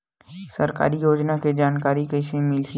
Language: Chhattisgarhi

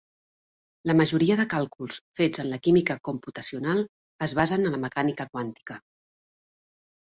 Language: Catalan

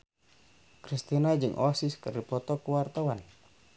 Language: Sundanese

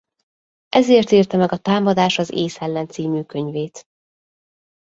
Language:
Hungarian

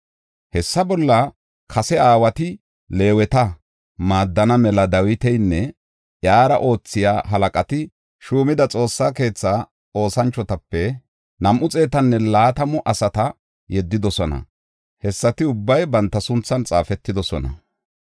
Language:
Gofa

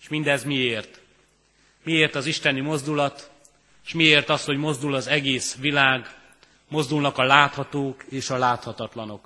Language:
Hungarian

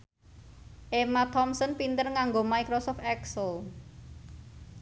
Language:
Javanese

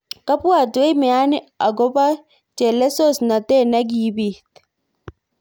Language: Kalenjin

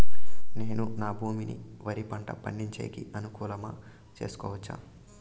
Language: Telugu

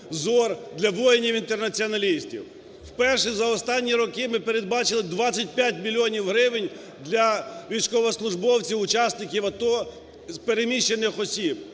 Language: Ukrainian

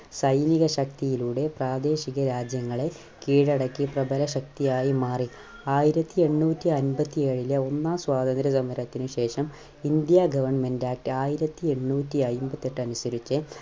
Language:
Malayalam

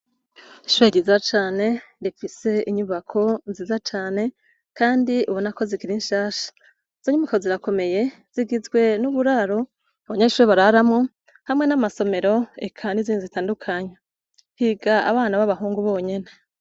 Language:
Rundi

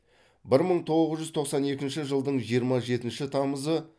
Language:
Kazakh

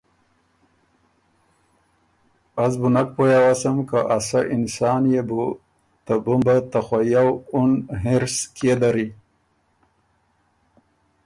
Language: Ormuri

